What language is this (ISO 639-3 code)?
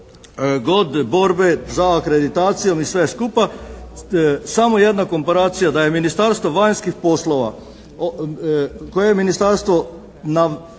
hrv